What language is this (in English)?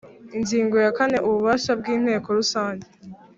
Kinyarwanda